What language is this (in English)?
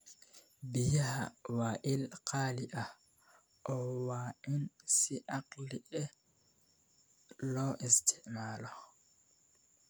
Somali